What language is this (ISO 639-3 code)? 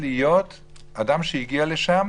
heb